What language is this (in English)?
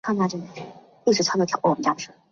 Chinese